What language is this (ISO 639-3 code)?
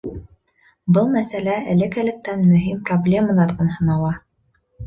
bak